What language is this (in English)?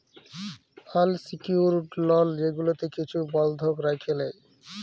Bangla